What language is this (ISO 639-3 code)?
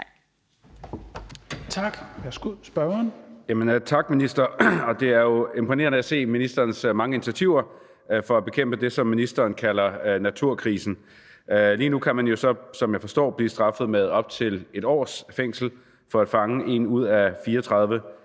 dan